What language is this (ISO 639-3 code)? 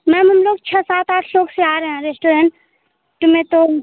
hin